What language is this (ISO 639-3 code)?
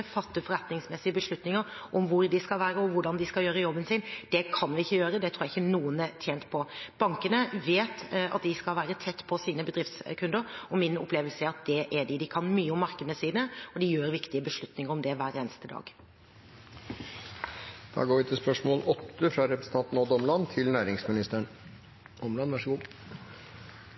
nor